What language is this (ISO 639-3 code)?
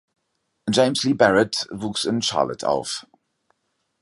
deu